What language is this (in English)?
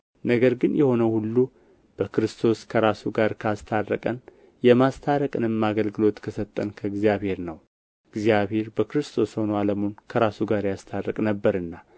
Amharic